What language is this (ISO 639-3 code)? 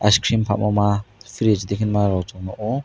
trp